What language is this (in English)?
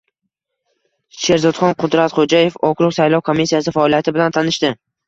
Uzbek